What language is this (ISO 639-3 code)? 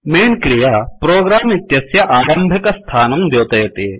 san